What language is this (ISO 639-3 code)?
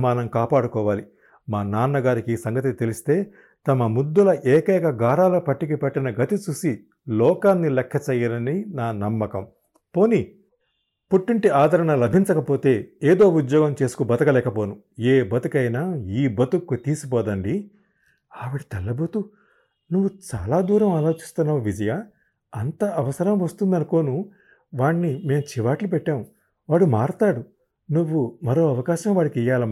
tel